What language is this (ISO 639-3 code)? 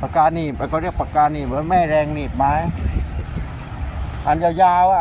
tha